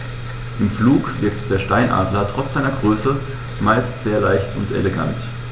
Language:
German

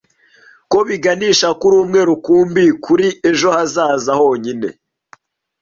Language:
Kinyarwanda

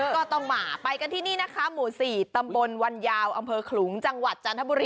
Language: Thai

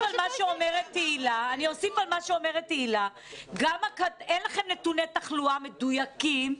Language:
Hebrew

